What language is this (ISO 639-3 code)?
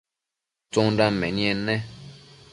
mcf